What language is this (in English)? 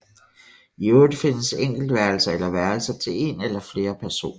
Danish